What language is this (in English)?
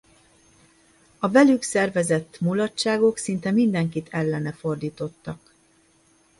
Hungarian